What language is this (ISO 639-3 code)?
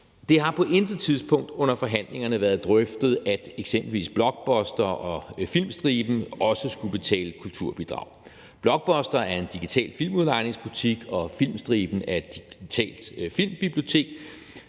dan